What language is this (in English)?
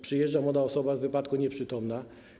Polish